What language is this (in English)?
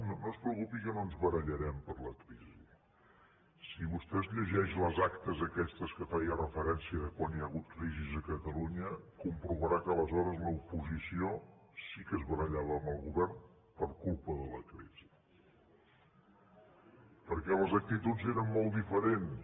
Catalan